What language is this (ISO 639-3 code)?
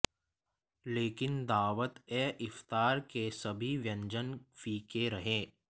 hin